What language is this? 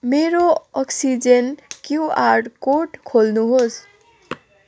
Nepali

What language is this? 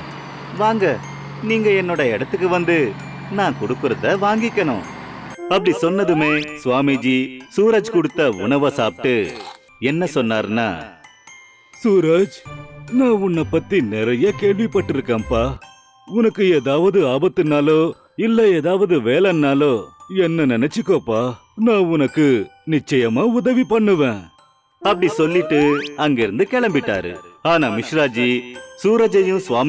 Tamil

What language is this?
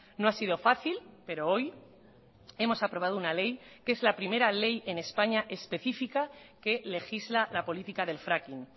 Spanish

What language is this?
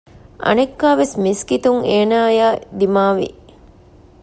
Divehi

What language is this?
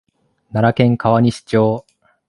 Japanese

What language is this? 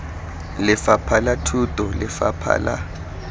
Tswana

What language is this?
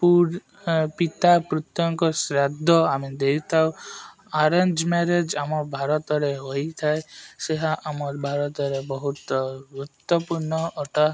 Odia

